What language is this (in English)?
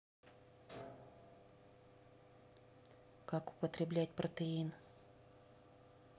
Russian